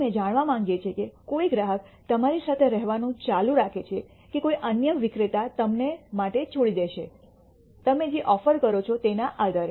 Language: Gujarati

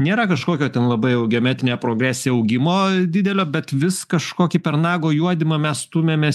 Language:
Lithuanian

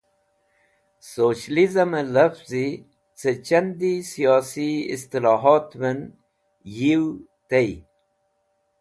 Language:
Wakhi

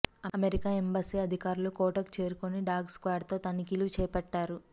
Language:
Telugu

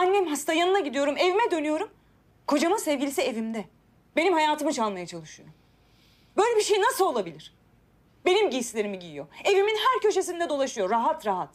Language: Turkish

